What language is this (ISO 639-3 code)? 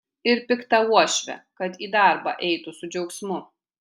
lit